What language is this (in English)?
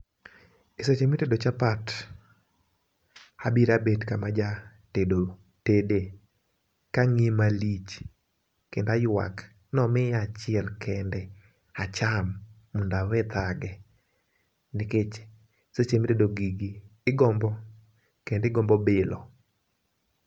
Luo (Kenya and Tanzania)